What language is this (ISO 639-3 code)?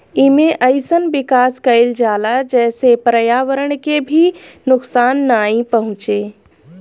bho